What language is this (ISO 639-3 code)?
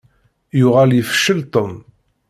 kab